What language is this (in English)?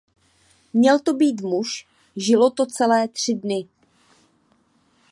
Czech